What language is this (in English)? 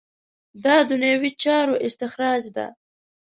Pashto